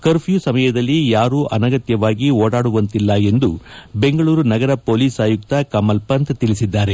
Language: Kannada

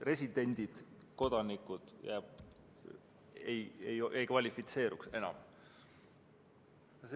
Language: Estonian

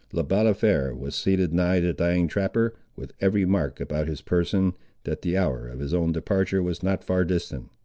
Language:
English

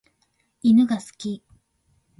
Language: Japanese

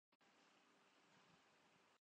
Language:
Urdu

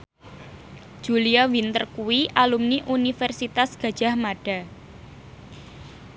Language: Javanese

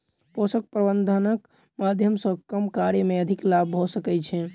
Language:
Maithili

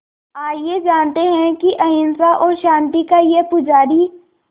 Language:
Hindi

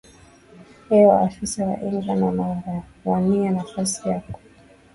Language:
Swahili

